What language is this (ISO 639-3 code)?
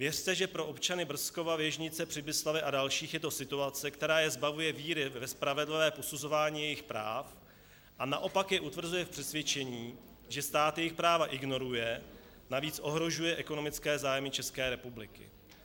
ces